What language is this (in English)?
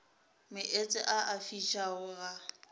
Northern Sotho